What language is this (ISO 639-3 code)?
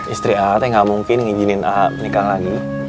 ind